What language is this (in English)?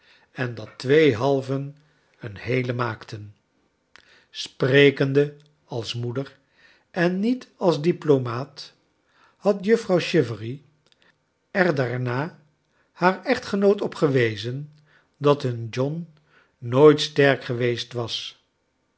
Dutch